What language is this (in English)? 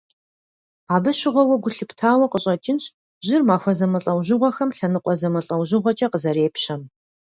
Kabardian